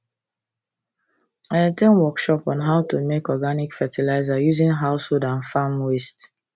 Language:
Nigerian Pidgin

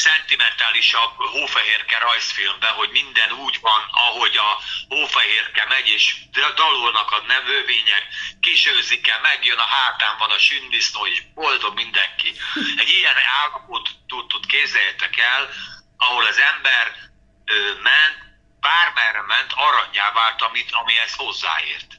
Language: Hungarian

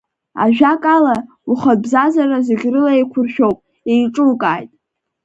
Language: Abkhazian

